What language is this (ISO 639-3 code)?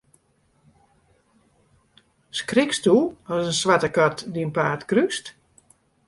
fry